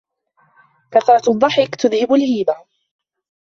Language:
Arabic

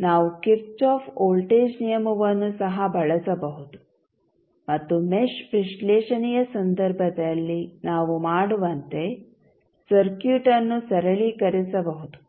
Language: Kannada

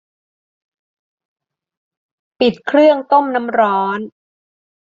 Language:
Thai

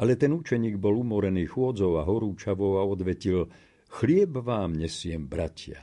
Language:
Slovak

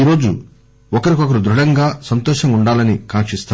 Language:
Telugu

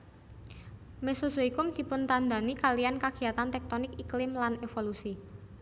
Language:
Javanese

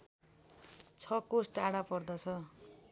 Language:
Nepali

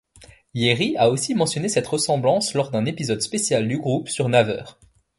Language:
French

